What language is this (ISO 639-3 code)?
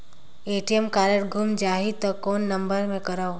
hne